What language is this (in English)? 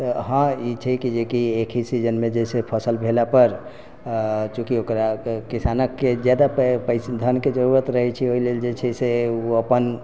Maithili